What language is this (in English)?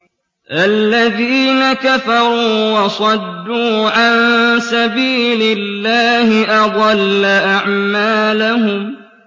Arabic